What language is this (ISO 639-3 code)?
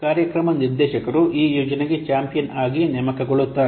kan